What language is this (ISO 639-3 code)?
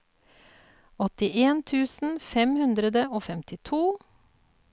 nor